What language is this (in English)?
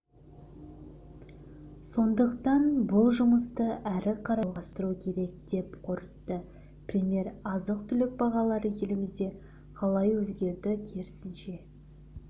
Kazakh